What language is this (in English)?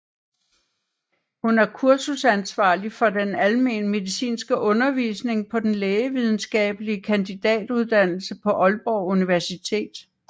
Danish